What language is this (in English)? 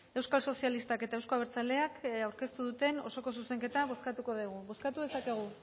Basque